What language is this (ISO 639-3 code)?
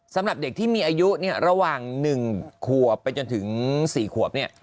tha